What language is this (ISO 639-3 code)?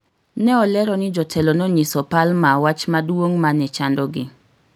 luo